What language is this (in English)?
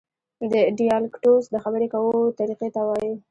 Pashto